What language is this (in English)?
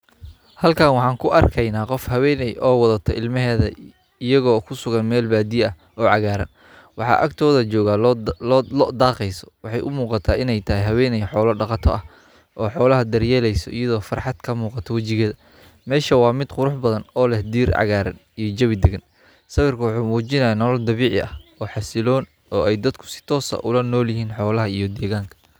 Somali